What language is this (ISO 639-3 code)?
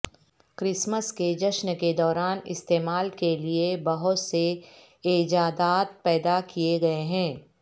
urd